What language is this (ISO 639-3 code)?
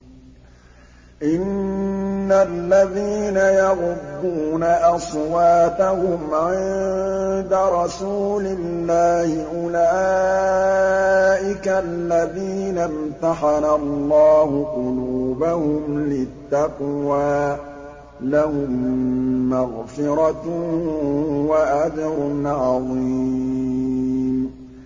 ara